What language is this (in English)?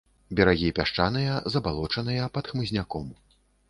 Belarusian